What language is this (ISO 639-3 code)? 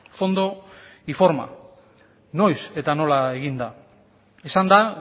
eus